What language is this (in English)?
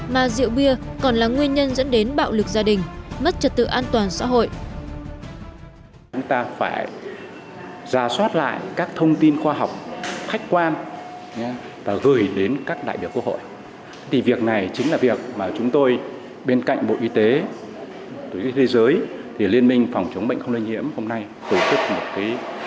Vietnamese